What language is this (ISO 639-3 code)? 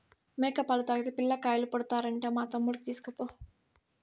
tel